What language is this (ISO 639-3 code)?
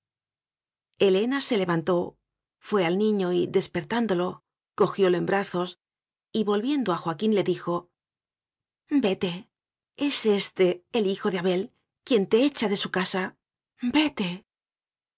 spa